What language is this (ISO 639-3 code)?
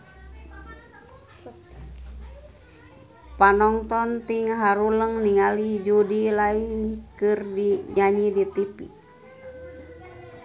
sun